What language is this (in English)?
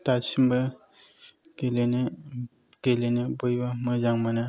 Bodo